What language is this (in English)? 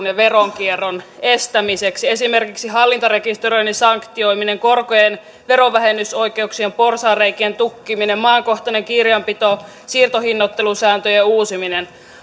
Finnish